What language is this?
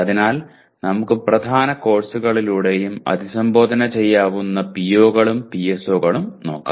Malayalam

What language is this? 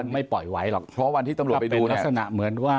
Thai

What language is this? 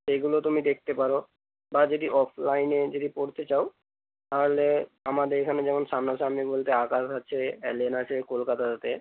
Bangla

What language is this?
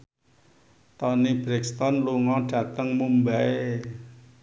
Javanese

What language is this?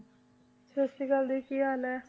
Punjabi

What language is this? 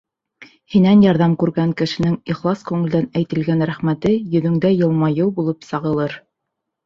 Bashkir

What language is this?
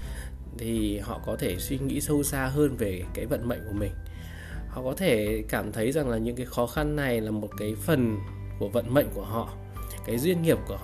Vietnamese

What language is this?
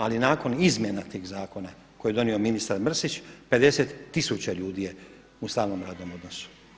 Croatian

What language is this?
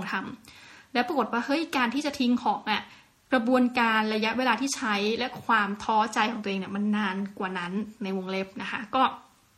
Thai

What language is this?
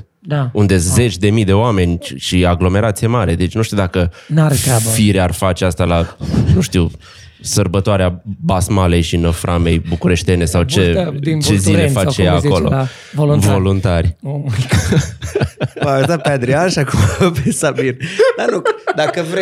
Romanian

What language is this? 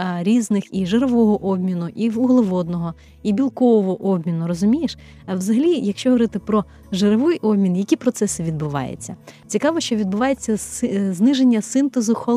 Ukrainian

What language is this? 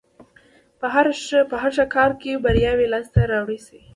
Pashto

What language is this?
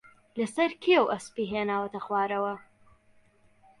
Central Kurdish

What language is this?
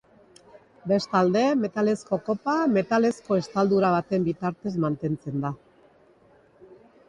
Basque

